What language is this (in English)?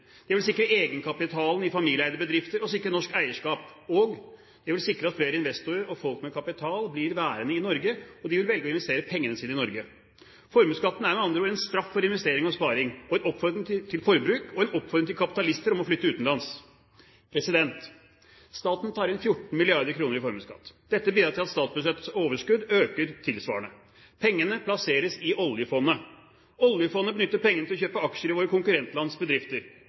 Norwegian Bokmål